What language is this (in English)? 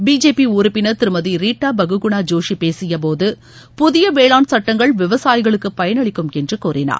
Tamil